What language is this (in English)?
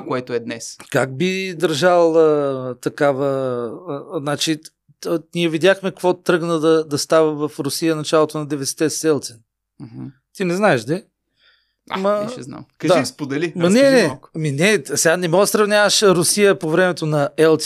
Bulgarian